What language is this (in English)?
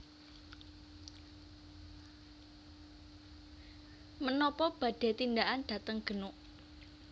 Javanese